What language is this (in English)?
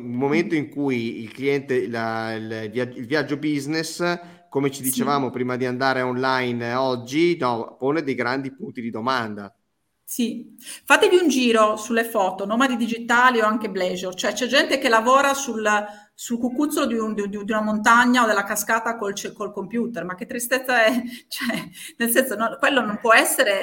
Italian